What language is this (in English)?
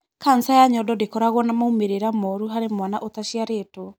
Kikuyu